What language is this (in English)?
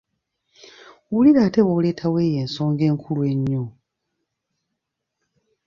Ganda